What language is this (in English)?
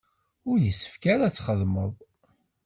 Kabyle